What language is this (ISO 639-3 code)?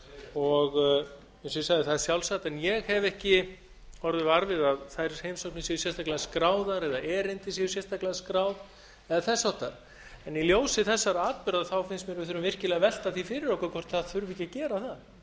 isl